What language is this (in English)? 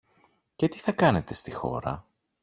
Greek